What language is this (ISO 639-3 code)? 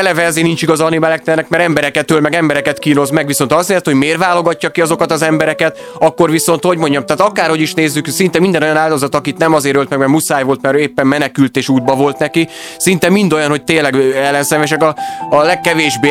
hun